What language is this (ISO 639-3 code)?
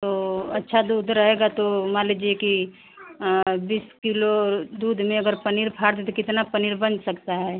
hin